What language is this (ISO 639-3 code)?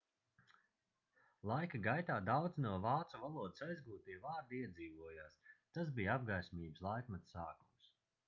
lav